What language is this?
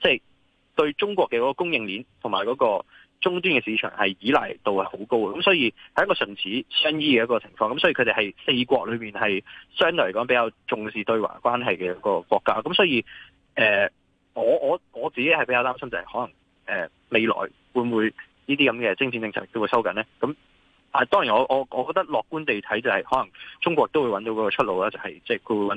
Chinese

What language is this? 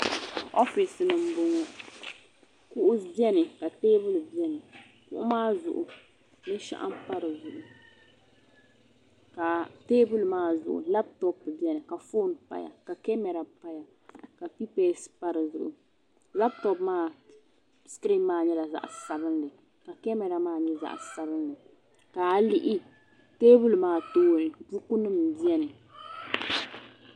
Dagbani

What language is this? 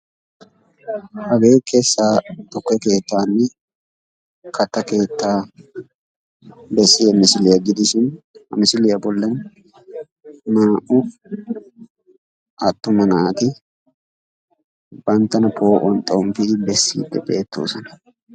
Wolaytta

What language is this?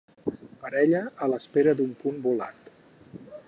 Catalan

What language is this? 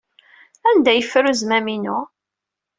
Kabyle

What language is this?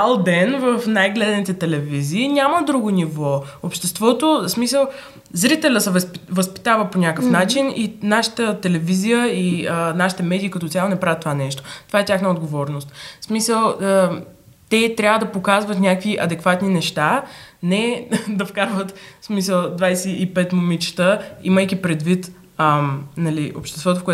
Bulgarian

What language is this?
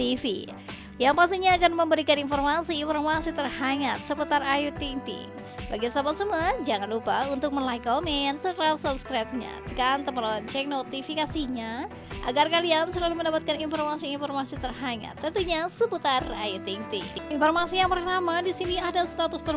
Indonesian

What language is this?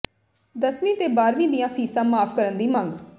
Punjabi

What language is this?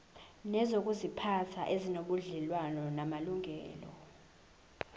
Zulu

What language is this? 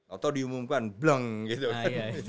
Indonesian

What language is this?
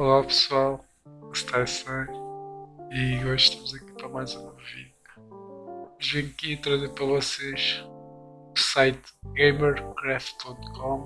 Portuguese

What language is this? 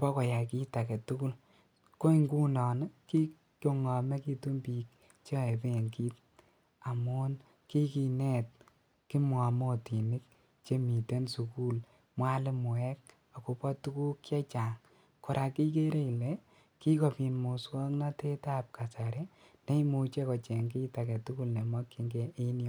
Kalenjin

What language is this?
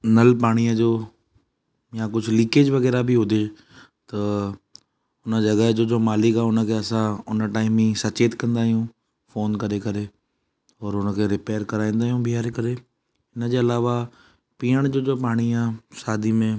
Sindhi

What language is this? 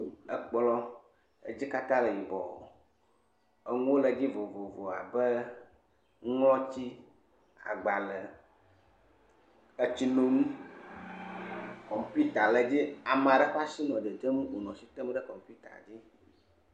Ewe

